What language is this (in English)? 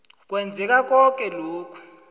South Ndebele